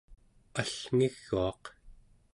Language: Central Yupik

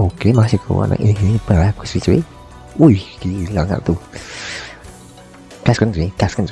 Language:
Indonesian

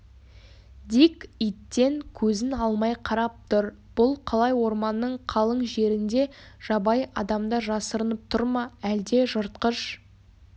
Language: Kazakh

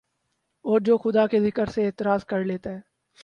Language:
Urdu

